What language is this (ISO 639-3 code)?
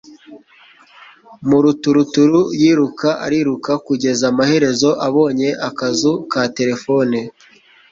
kin